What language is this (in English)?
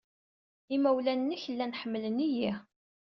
Kabyle